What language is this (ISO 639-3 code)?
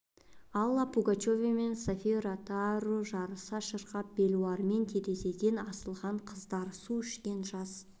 kaz